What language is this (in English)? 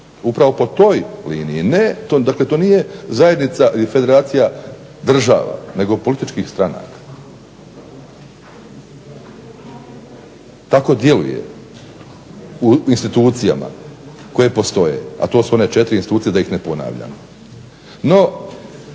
Croatian